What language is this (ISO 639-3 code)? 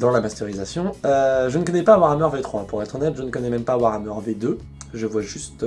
fra